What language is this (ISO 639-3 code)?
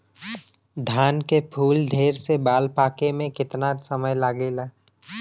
bho